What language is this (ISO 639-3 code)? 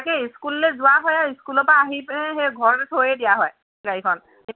asm